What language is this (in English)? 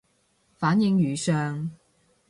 Cantonese